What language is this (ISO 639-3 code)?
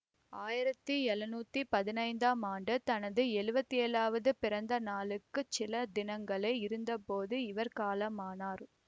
tam